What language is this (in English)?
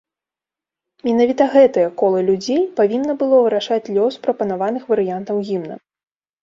Belarusian